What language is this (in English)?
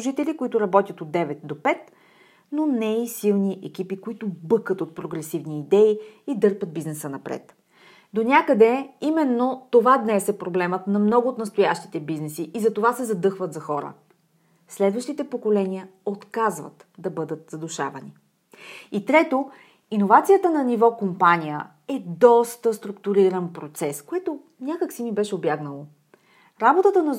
Bulgarian